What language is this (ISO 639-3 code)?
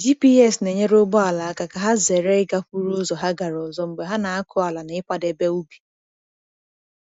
ibo